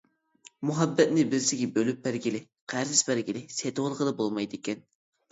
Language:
Uyghur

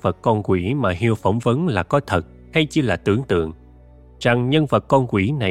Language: Vietnamese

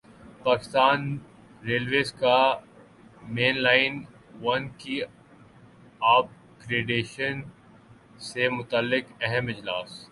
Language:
Urdu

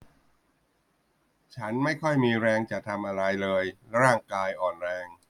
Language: Thai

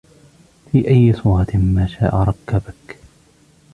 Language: Arabic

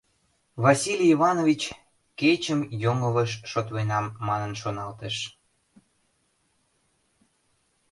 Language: Mari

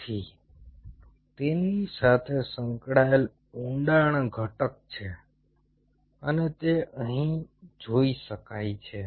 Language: Gujarati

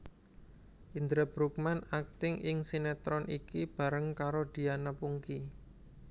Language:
Javanese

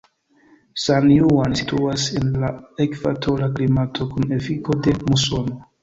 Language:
Esperanto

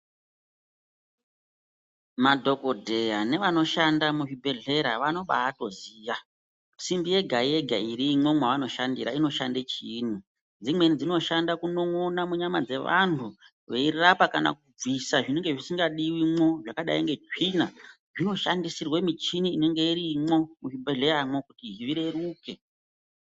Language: Ndau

